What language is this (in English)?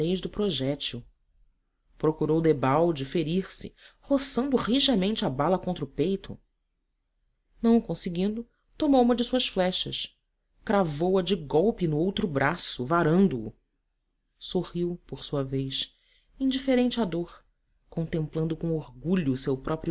Portuguese